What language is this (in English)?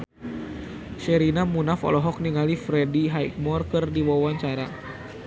Sundanese